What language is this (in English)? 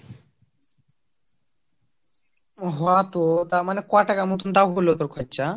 Bangla